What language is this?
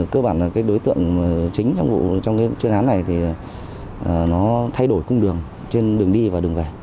Vietnamese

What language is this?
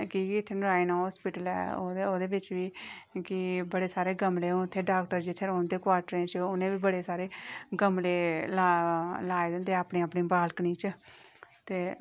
Dogri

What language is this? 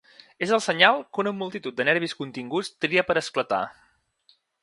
Catalan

